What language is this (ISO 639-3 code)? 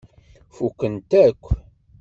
kab